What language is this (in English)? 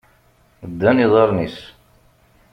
Kabyle